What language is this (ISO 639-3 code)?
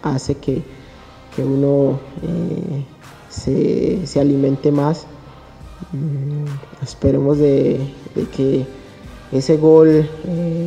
spa